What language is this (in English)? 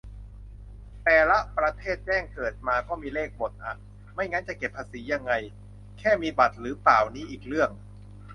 Thai